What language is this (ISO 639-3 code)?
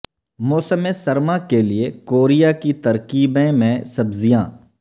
urd